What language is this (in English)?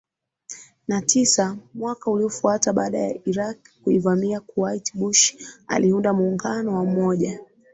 Swahili